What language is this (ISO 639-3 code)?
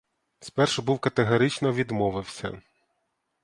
ukr